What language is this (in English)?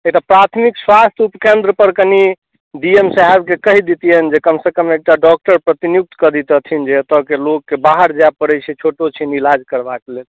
Maithili